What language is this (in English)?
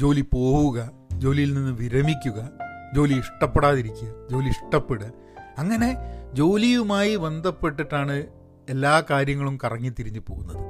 Malayalam